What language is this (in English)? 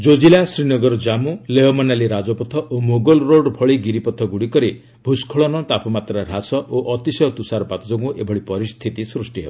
Odia